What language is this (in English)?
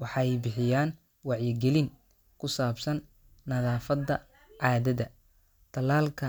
Somali